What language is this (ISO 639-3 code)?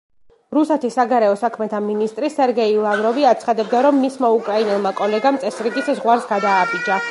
kat